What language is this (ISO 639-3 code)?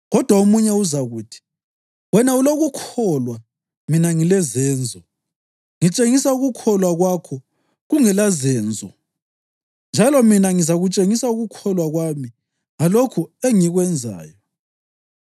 nde